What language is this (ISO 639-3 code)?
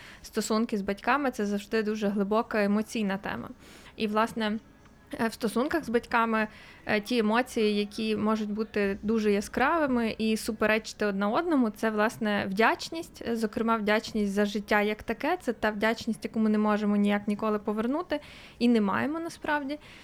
ukr